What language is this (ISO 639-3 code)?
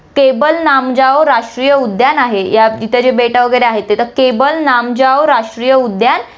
mar